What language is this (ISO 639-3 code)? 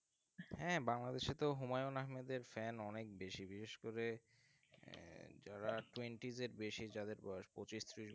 ben